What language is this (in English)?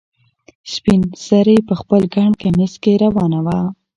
Pashto